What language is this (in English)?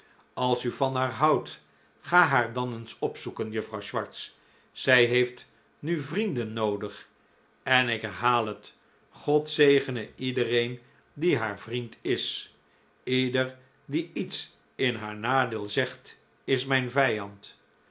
Dutch